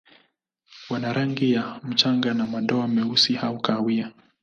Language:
Swahili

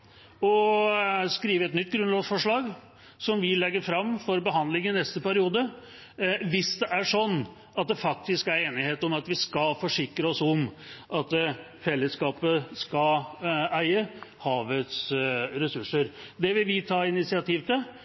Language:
Norwegian Bokmål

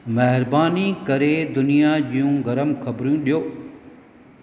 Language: Sindhi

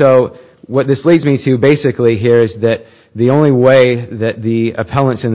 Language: English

